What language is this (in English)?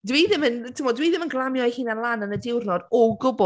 Welsh